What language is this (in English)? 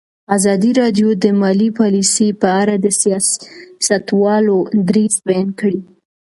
Pashto